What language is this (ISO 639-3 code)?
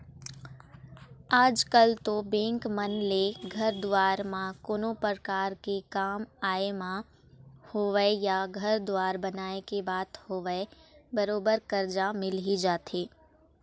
hne